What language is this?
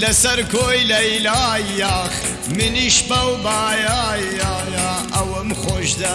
Persian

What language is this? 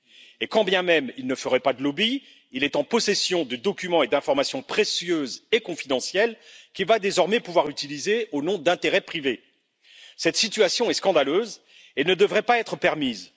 French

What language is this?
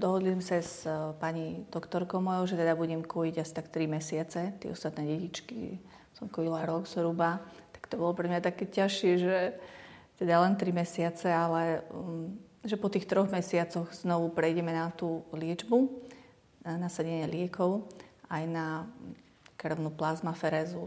Slovak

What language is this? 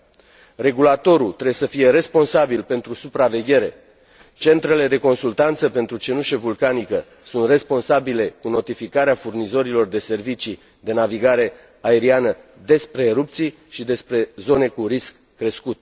Romanian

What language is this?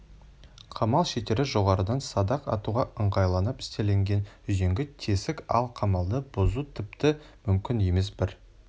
Kazakh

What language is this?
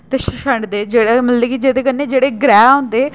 Dogri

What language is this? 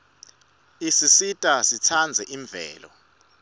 Swati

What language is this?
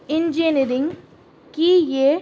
Urdu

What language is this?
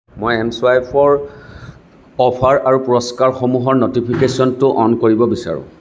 Assamese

